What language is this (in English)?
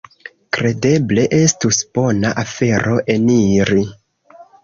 Esperanto